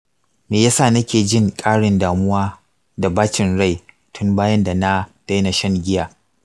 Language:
Hausa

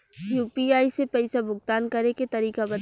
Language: Bhojpuri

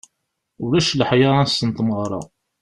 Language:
Kabyle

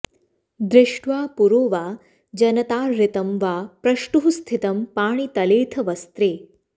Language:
Sanskrit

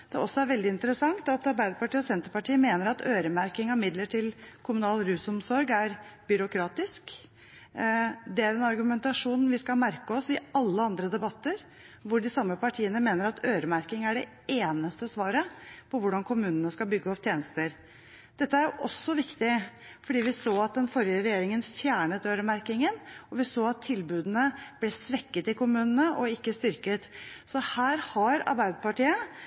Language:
Norwegian Bokmål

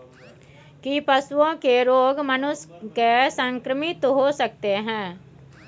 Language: Maithili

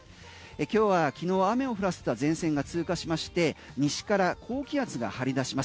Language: Japanese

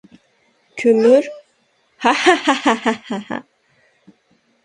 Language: Uyghur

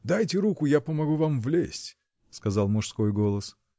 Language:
Russian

